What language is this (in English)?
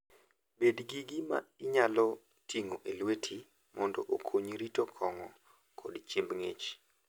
Luo (Kenya and Tanzania)